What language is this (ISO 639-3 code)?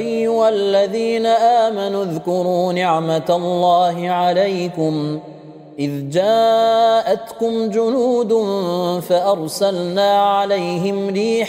ara